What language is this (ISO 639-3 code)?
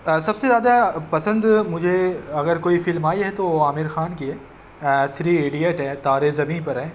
urd